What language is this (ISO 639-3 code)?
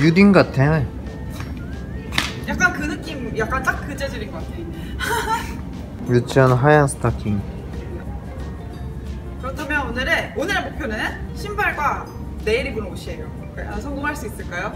kor